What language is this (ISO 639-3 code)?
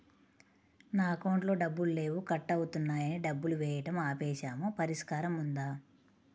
tel